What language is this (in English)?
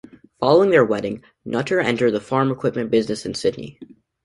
English